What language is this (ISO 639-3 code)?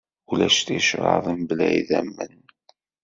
kab